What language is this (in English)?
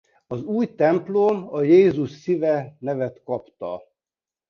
Hungarian